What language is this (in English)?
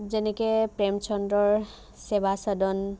Assamese